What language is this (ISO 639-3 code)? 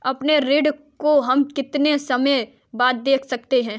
hin